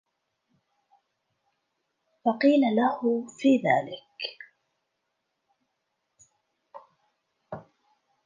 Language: Arabic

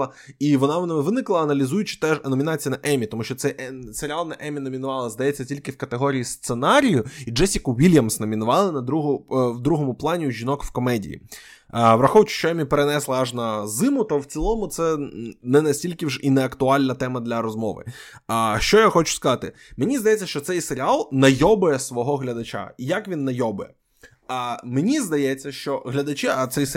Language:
Ukrainian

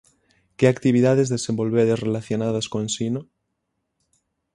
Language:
Galician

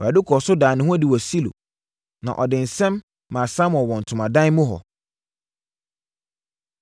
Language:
Akan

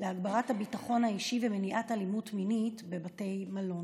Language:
Hebrew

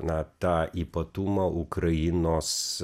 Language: Lithuanian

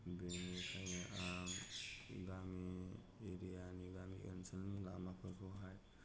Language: Bodo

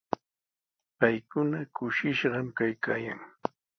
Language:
Sihuas Ancash Quechua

